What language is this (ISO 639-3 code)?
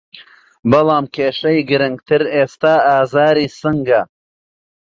ckb